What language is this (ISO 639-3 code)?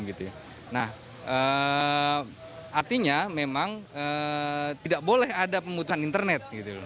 ind